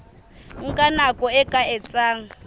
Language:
Southern Sotho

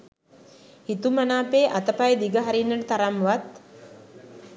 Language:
Sinhala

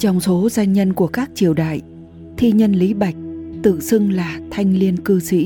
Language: Vietnamese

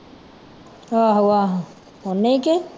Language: Punjabi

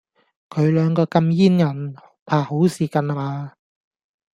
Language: Cantonese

